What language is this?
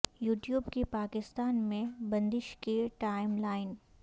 Urdu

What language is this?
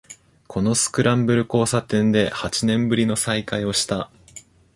Japanese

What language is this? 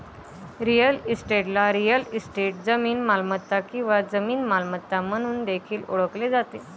Marathi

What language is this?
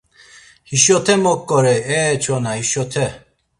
Laz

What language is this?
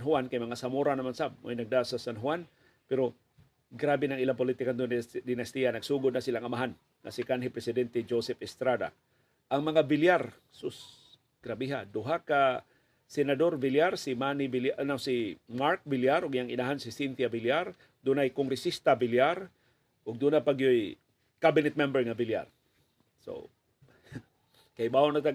Filipino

